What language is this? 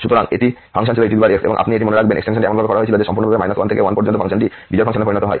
Bangla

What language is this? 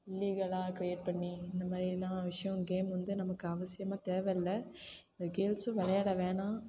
Tamil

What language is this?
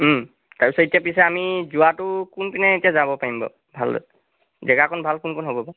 Assamese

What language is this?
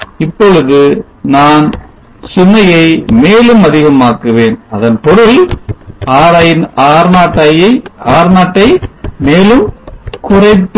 Tamil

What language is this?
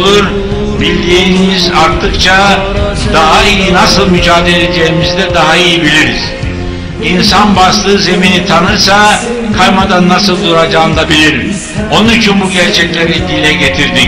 Turkish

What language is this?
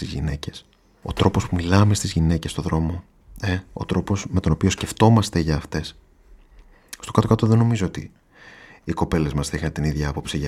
Greek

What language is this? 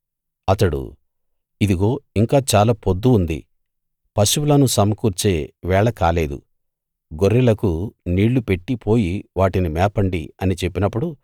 Telugu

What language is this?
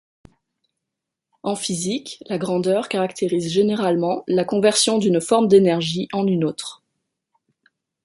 French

